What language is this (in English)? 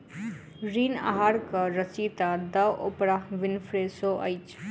Maithili